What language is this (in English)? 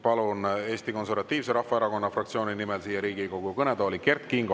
Estonian